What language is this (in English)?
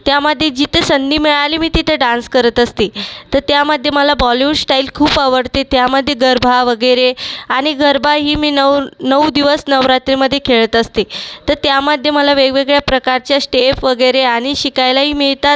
Marathi